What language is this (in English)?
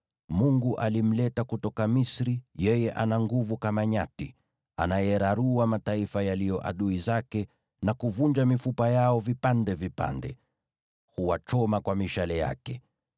Swahili